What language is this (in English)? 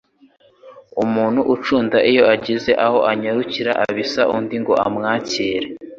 Kinyarwanda